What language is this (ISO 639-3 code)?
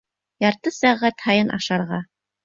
bak